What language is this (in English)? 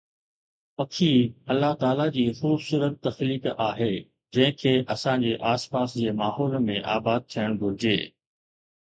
Sindhi